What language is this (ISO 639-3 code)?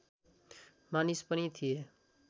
nep